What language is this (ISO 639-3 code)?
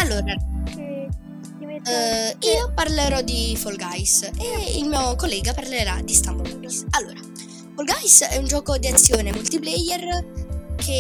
ita